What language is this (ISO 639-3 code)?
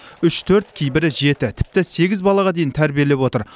kaz